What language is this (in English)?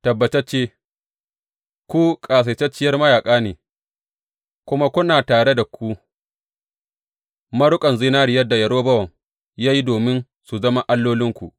Hausa